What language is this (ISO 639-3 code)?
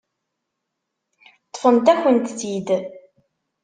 kab